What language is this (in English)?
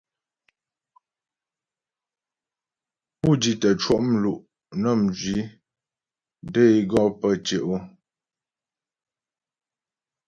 Ghomala